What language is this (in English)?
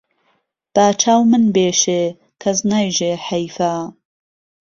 Central Kurdish